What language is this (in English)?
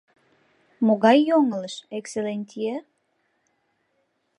Mari